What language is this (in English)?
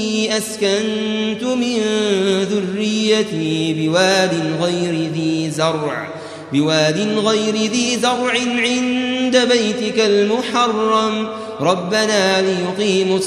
Arabic